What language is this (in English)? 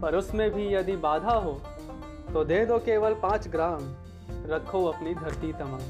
Hindi